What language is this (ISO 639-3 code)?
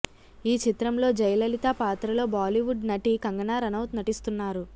tel